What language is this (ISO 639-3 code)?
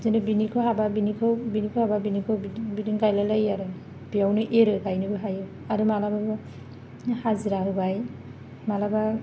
brx